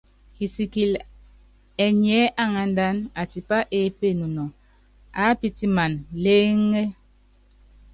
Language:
Yangben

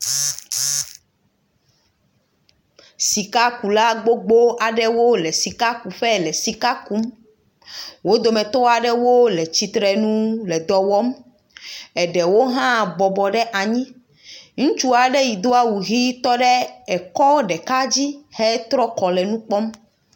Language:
Ewe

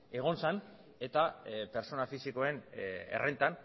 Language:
Basque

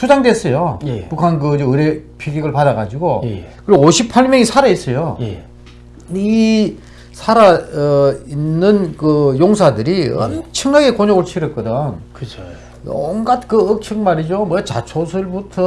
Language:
Korean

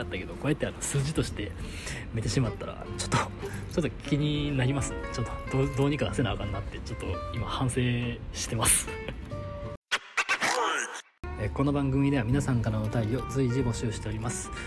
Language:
Japanese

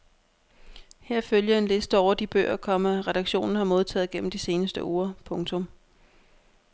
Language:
Danish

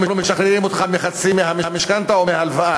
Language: Hebrew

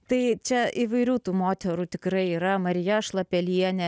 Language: Lithuanian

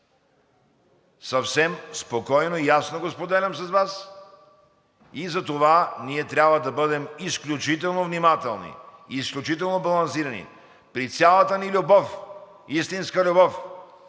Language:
Bulgarian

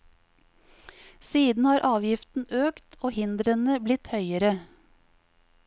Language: Norwegian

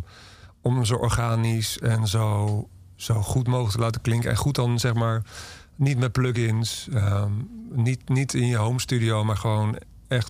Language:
Dutch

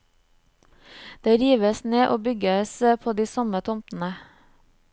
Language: Norwegian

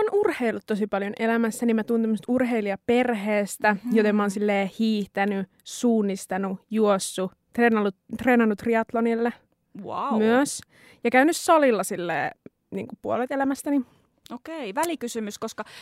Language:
Finnish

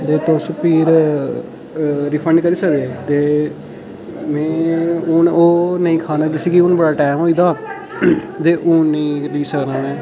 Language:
Dogri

